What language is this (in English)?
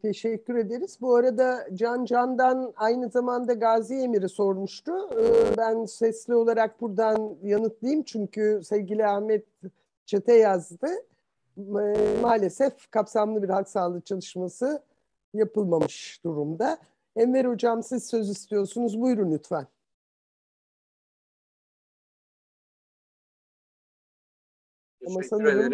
Turkish